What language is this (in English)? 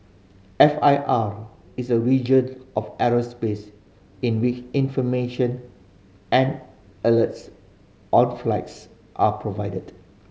English